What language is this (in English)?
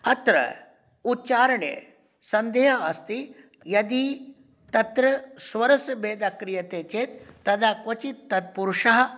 Sanskrit